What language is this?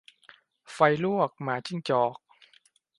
Thai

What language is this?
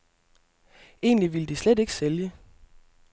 Danish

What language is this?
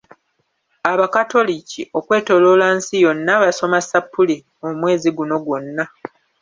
Ganda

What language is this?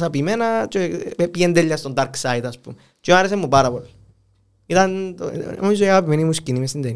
Greek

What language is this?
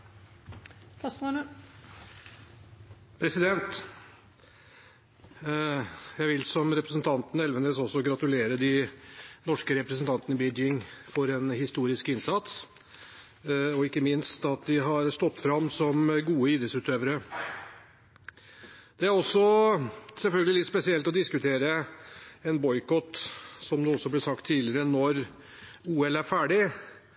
Norwegian Bokmål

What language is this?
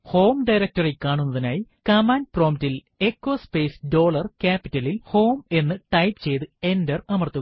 Malayalam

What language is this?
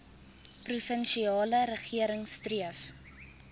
Afrikaans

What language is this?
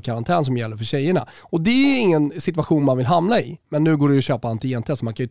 Swedish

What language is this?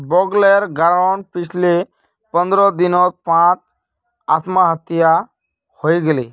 Magahi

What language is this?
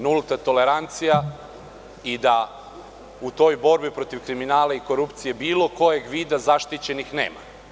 Serbian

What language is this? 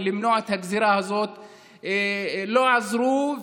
Hebrew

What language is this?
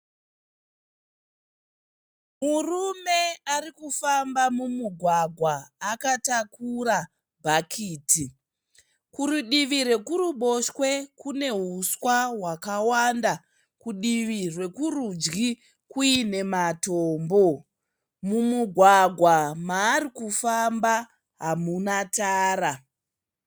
Shona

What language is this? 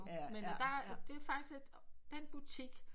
Danish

